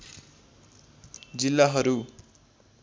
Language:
Nepali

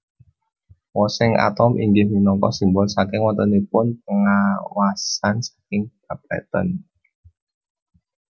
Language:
Javanese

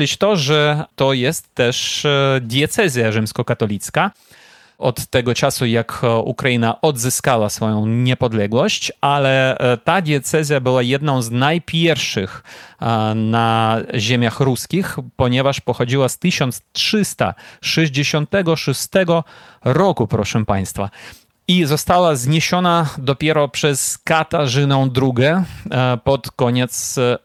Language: Polish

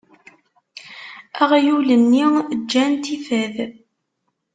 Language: Kabyle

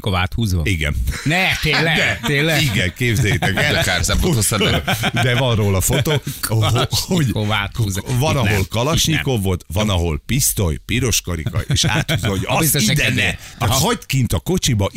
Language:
Hungarian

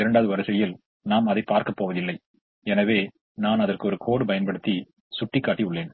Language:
Tamil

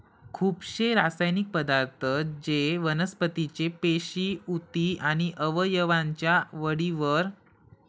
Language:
Marathi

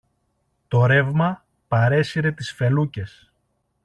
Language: Greek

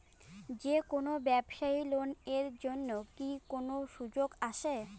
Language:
Bangla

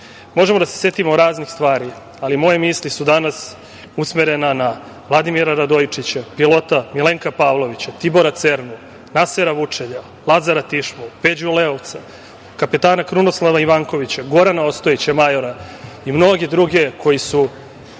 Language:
Serbian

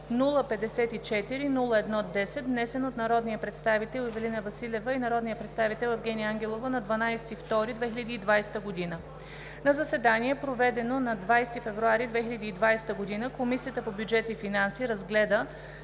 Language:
Bulgarian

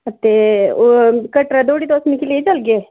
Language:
Dogri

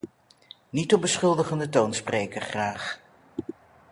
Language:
Dutch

